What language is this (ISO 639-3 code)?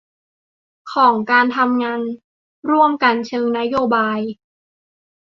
tha